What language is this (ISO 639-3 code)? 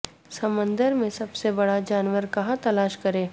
urd